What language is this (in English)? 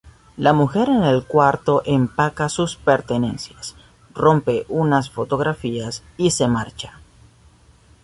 Spanish